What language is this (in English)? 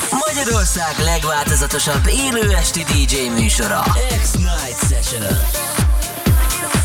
Hungarian